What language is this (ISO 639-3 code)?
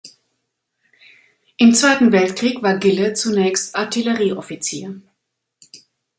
deu